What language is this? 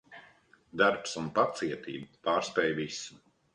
Latvian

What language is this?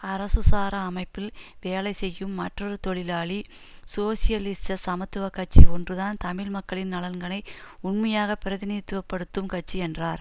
Tamil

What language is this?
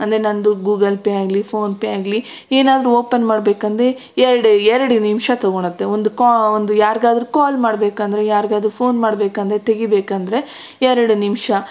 Kannada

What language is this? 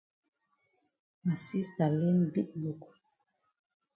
Cameroon Pidgin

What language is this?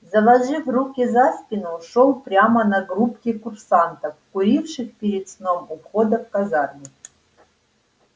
Russian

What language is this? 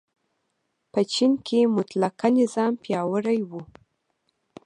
Pashto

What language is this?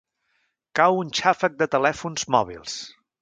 Catalan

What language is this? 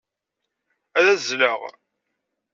Kabyle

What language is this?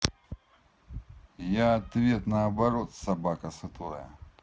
Russian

